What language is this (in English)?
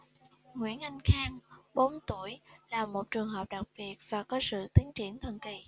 Vietnamese